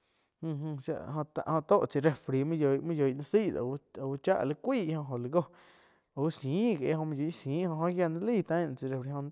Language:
Quiotepec Chinantec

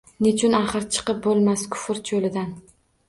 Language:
Uzbek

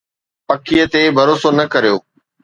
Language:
Sindhi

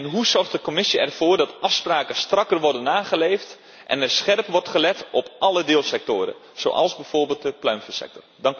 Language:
Dutch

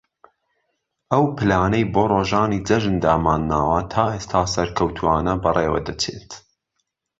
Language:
Central Kurdish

